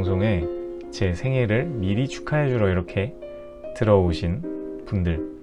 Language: Korean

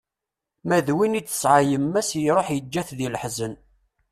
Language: Kabyle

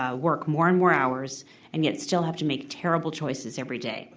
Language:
English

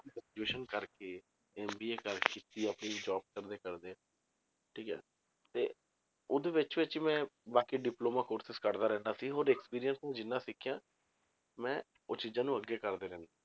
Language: Punjabi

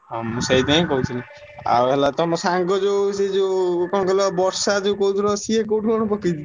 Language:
Odia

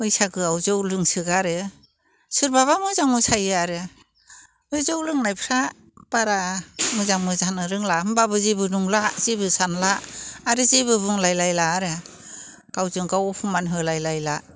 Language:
Bodo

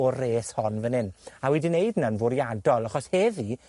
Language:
Welsh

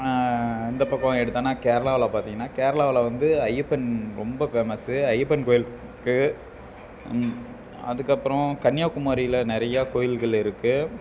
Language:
Tamil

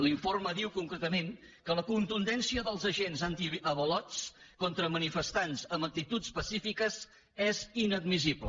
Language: Catalan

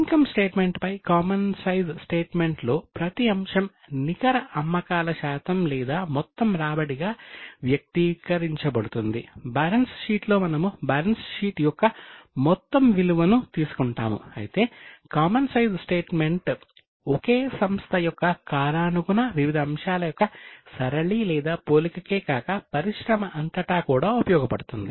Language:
Telugu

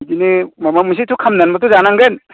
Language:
Bodo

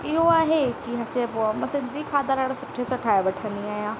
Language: Sindhi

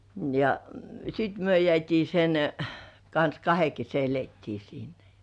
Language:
Finnish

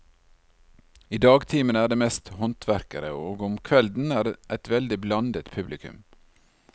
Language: Norwegian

